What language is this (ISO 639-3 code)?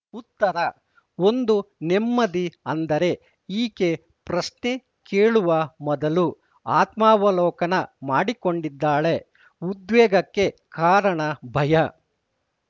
kan